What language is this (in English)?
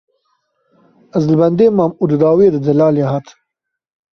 Kurdish